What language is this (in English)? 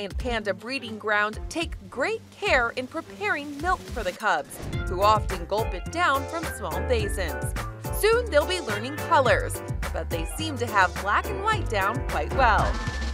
English